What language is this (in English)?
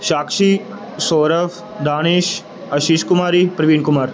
Punjabi